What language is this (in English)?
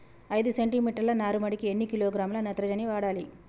Telugu